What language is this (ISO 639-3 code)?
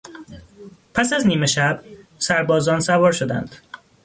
fas